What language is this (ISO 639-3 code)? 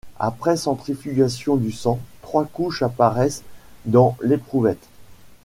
fra